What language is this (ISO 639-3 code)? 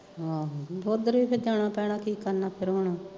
pan